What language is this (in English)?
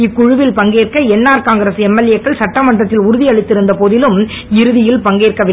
Tamil